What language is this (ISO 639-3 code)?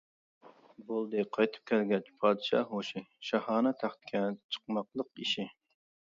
uig